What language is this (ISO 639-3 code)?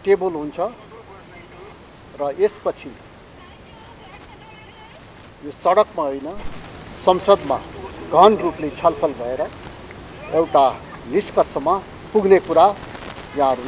hin